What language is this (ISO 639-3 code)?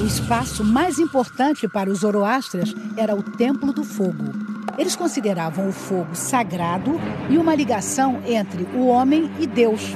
por